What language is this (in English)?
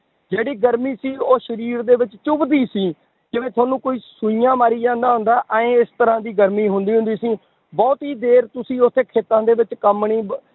Punjabi